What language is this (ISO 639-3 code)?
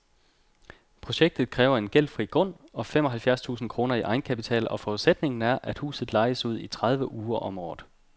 dan